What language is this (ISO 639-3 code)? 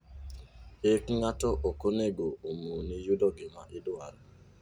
luo